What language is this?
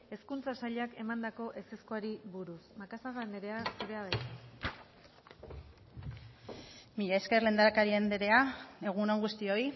Basque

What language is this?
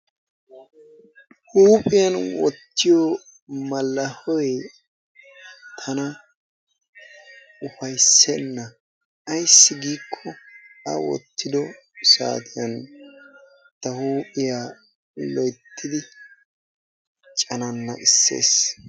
Wolaytta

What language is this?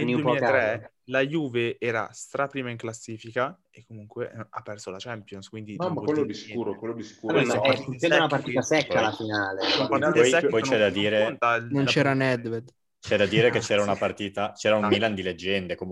Italian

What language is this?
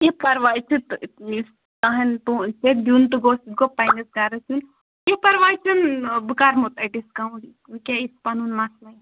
Kashmiri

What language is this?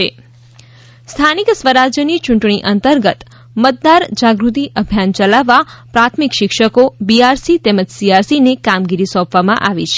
Gujarati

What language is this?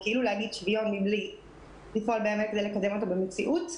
Hebrew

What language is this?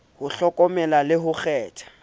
Southern Sotho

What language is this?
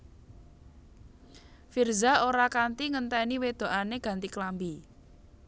Javanese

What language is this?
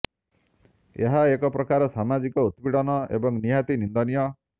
Odia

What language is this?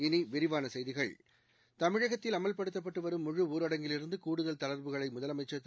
Tamil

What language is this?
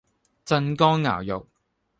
Cantonese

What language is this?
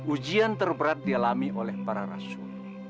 Indonesian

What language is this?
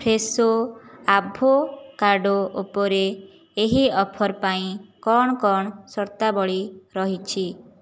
Odia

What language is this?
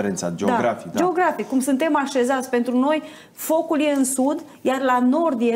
Romanian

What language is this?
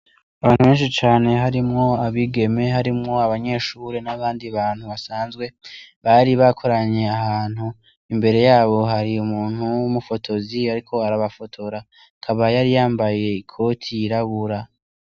Rundi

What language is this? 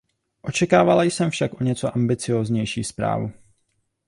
Czech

